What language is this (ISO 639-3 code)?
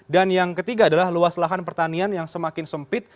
ind